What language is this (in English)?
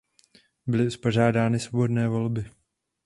Czech